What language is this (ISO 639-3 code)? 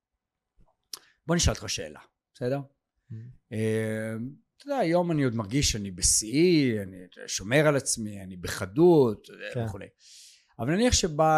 heb